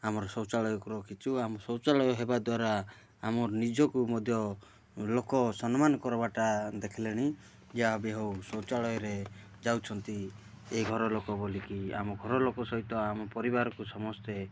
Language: Odia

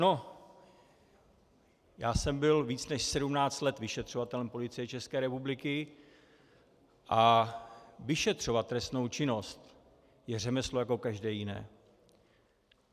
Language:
Czech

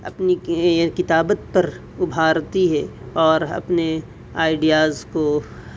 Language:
Urdu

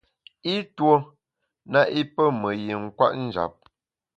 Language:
Bamun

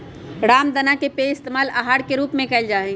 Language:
Magahi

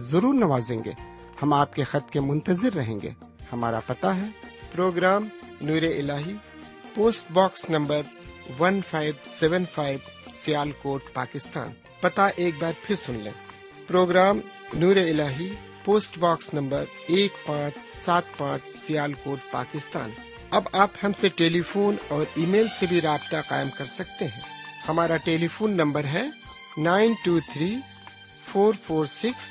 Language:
Urdu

